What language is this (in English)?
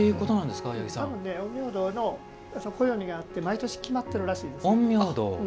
Japanese